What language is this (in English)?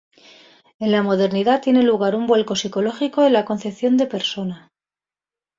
Spanish